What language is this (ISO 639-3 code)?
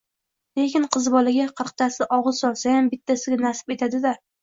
uzb